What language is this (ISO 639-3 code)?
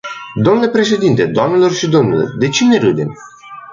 ron